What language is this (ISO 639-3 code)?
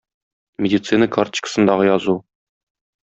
tat